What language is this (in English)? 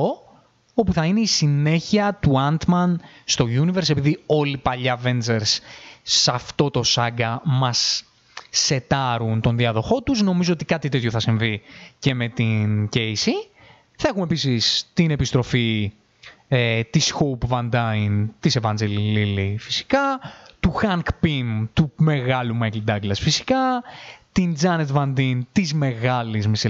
Greek